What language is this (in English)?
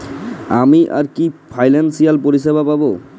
Bangla